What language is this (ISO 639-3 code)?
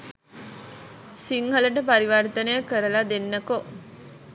sin